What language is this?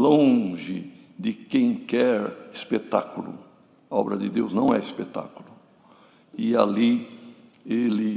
Portuguese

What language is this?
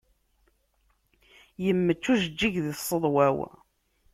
Kabyle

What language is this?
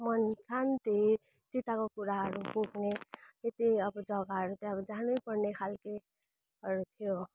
Nepali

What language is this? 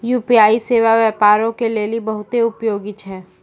Maithili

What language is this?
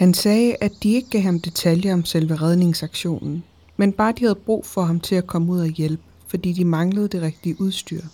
Danish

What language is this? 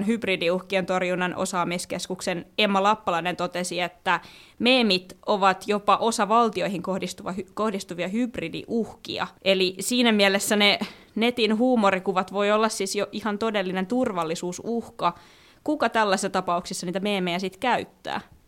Finnish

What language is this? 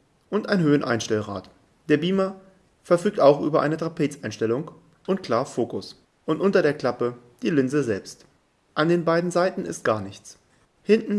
German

